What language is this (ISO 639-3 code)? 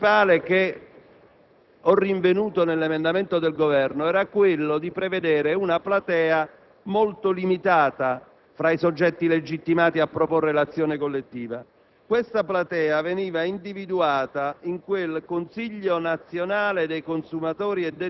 ita